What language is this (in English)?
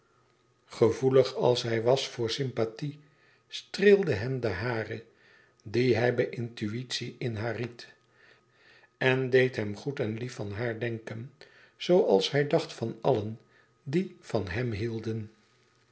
Dutch